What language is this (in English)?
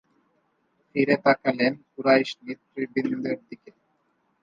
Bangla